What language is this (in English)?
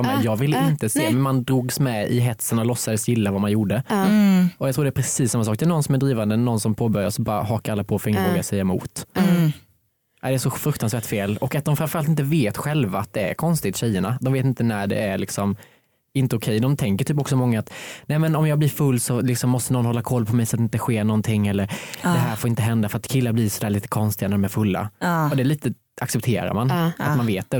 Swedish